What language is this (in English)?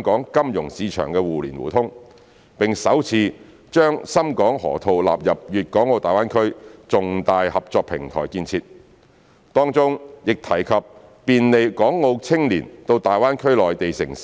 Cantonese